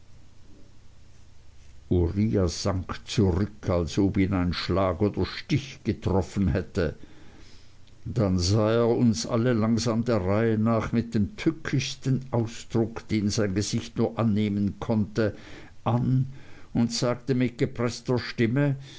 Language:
German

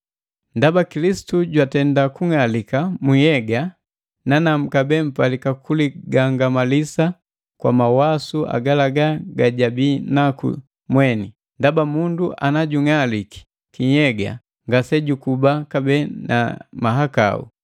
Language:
Matengo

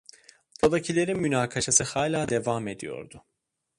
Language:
Turkish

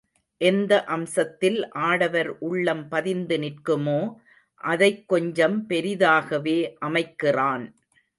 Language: Tamil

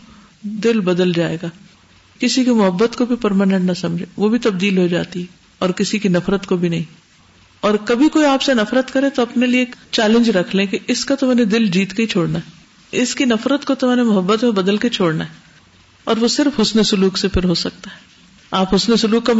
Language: Urdu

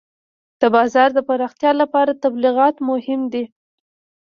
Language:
Pashto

